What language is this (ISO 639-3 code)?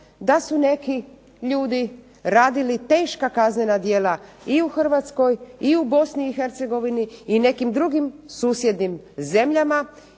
hrv